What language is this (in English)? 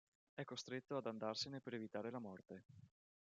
Italian